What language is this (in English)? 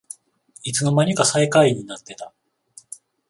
Japanese